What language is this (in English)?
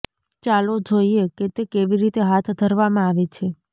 Gujarati